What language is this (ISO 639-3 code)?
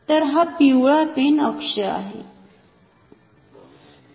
mar